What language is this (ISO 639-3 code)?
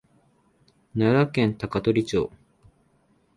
jpn